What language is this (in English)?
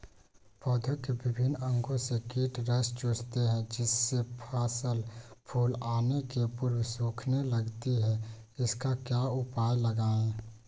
Magahi